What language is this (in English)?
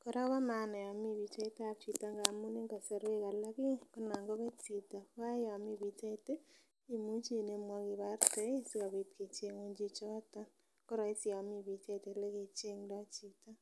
Kalenjin